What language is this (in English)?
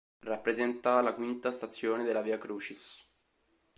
Italian